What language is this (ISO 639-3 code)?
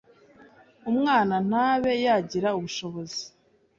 kin